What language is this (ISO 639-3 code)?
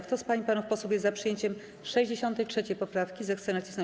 pol